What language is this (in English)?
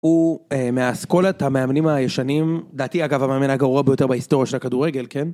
Hebrew